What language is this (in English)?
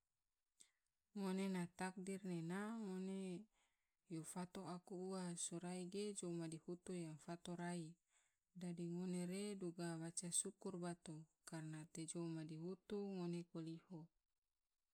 Tidore